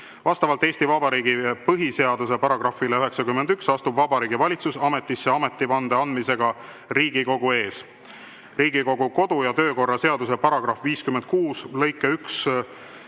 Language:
Estonian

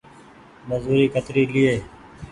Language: Goaria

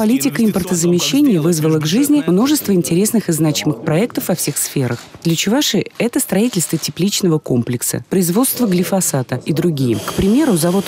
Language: Russian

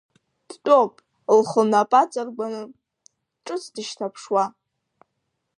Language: Abkhazian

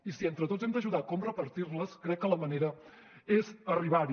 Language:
Catalan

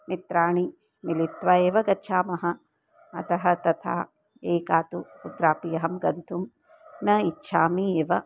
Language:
Sanskrit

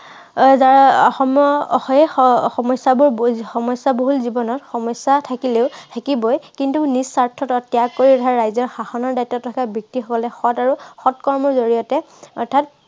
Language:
Assamese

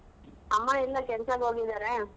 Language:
Kannada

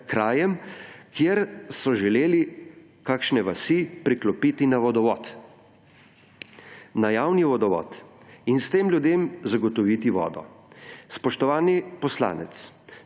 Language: Slovenian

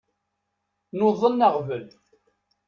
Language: Kabyle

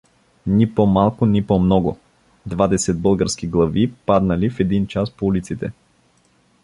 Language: Bulgarian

